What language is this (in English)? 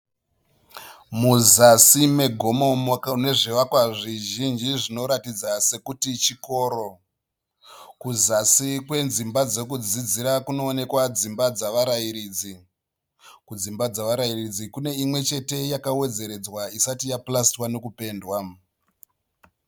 Shona